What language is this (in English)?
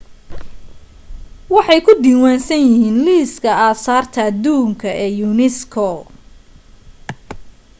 Somali